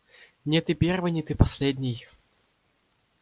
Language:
Russian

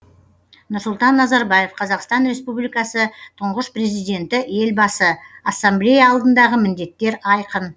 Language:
Kazakh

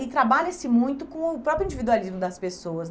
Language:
Portuguese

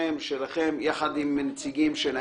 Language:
Hebrew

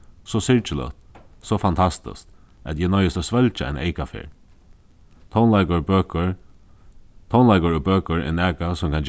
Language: Faroese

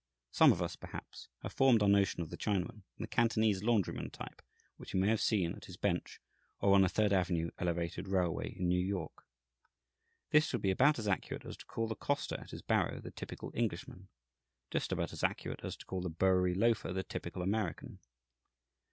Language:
English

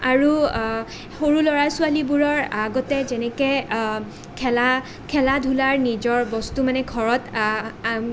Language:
Assamese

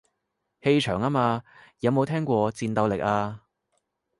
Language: Cantonese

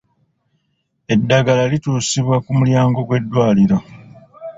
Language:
Ganda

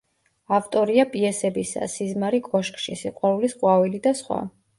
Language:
Georgian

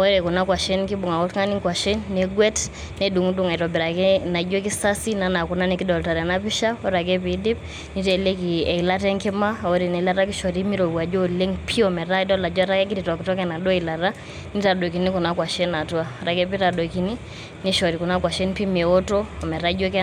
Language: Masai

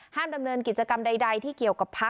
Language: Thai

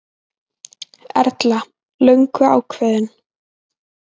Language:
Icelandic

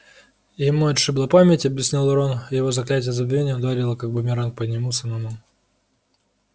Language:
Russian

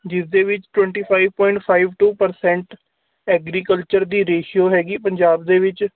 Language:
Punjabi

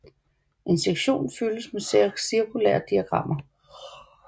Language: Danish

